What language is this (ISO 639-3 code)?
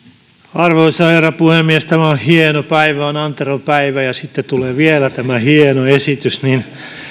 fin